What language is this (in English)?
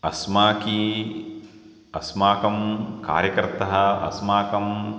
Sanskrit